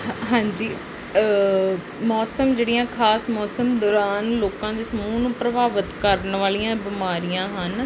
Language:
Punjabi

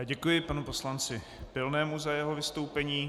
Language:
Czech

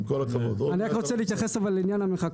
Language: Hebrew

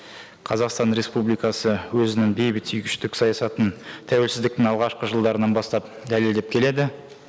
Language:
Kazakh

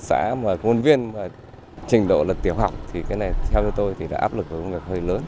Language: Vietnamese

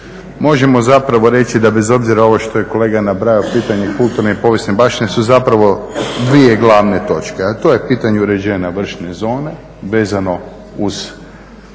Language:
Croatian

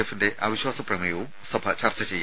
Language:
Malayalam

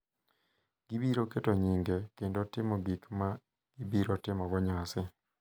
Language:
Luo (Kenya and Tanzania)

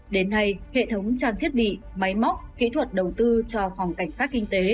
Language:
Vietnamese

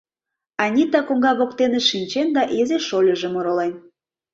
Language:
Mari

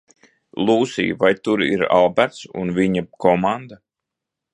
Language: Latvian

